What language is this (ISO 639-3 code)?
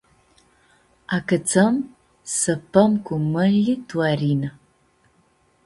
rup